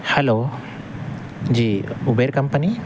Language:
Urdu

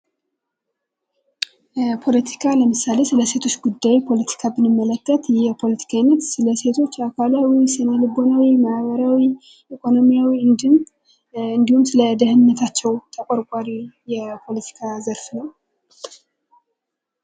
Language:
Amharic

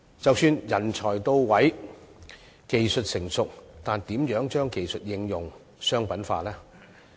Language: Cantonese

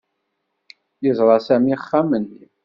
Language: Kabyle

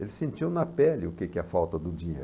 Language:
Portuguese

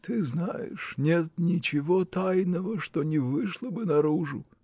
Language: Russian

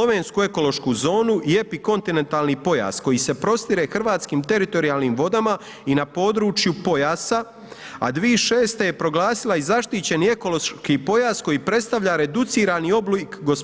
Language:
Croatian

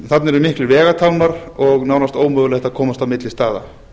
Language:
Icelandic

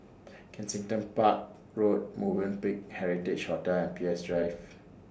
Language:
English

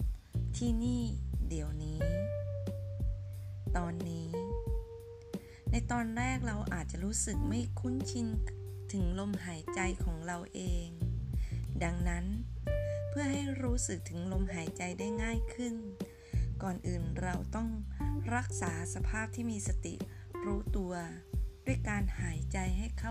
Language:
Thai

